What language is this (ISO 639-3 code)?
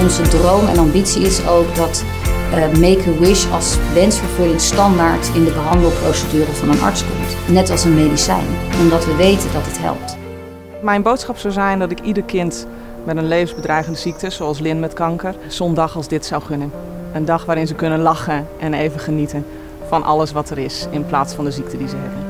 nld